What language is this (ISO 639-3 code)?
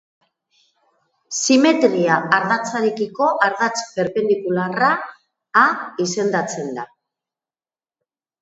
eus